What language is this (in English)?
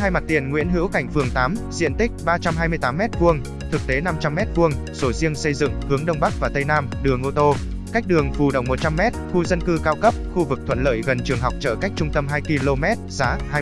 Vietnamese